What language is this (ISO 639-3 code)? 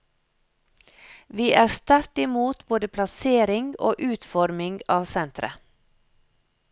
nor